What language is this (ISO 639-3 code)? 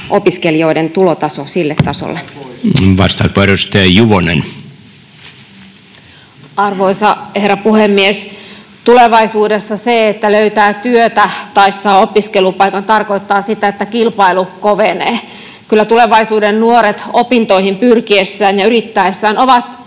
fin